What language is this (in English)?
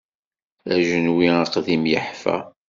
Kabyle